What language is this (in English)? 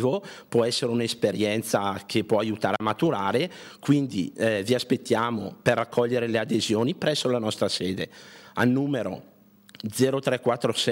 Italian